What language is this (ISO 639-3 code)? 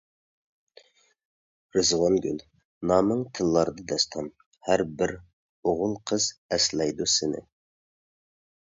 uig